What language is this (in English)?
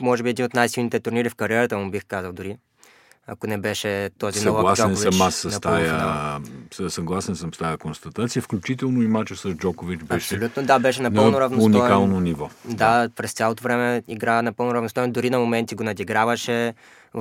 Bulgarian